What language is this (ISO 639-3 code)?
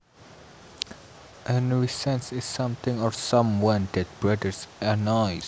jav